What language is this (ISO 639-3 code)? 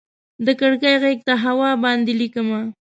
pus